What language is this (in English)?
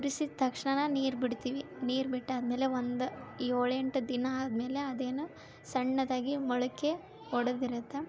Kannada